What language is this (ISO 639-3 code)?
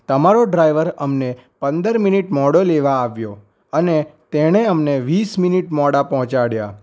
guj